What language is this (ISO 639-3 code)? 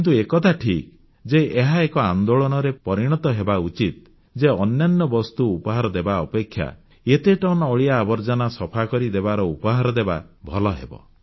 ori